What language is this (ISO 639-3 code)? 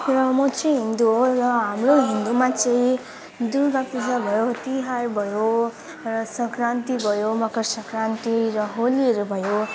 nep